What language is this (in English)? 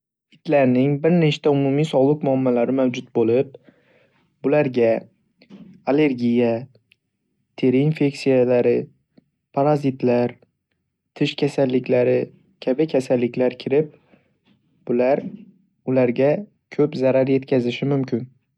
Uzbek